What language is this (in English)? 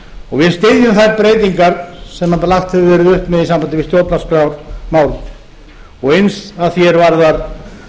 Icelandic